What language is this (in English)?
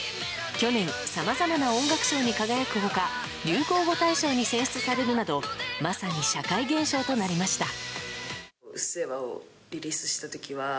Japanese